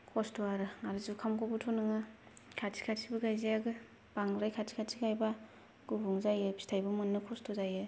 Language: Bodo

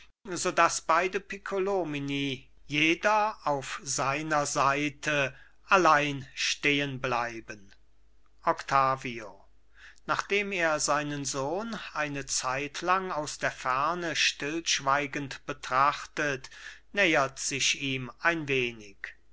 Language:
German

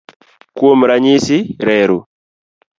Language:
Luo (Kenya and Tanzania)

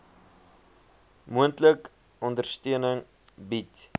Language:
Afrikaans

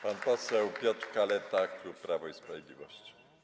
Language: Polish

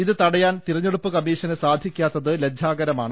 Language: Malayalam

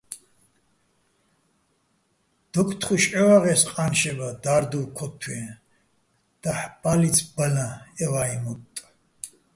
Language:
Bats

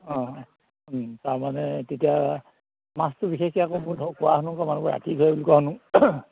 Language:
Assamese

